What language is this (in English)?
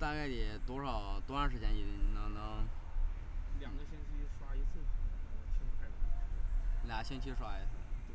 Chinese